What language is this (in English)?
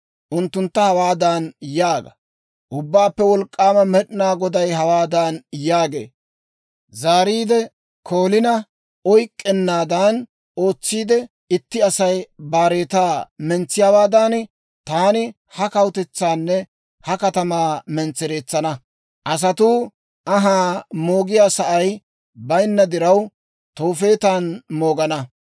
Dawro